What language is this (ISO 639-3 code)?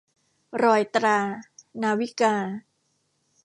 tha